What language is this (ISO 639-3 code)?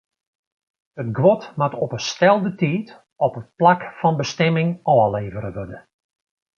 fry